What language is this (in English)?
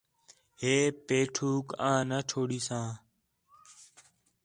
Khetrani